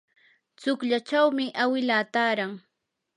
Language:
Yanahuanca Pasco Quechua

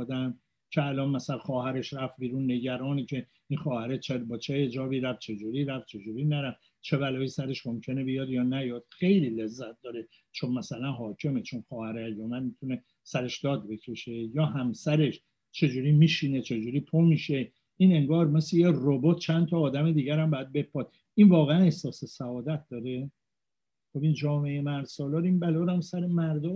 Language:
Persian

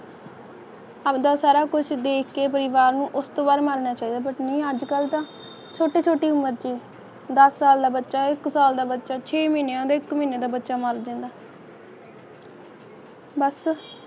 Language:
Punjabi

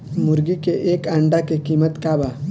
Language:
Bhojpuri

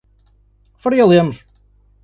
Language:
Portuguese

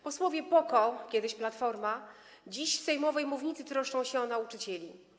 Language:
Polish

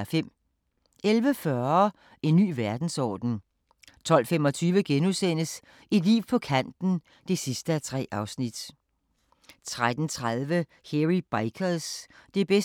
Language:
Danish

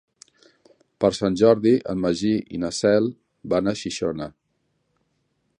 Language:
Catalan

